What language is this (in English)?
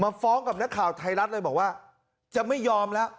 Thai